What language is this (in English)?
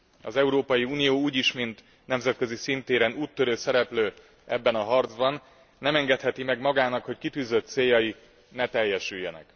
Hungarian